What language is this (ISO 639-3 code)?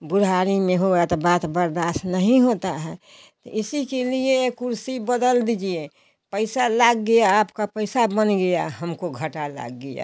hin